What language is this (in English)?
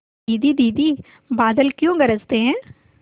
Hindi